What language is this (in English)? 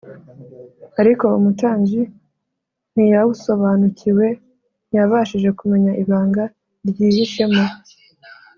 Kinyarwanda